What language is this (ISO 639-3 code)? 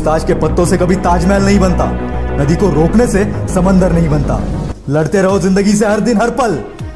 hin